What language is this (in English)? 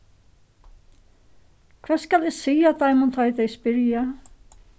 Faroese